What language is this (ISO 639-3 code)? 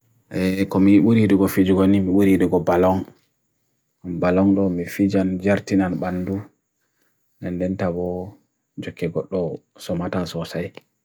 fui